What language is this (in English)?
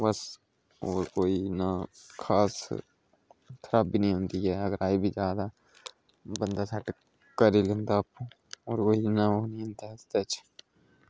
Dogri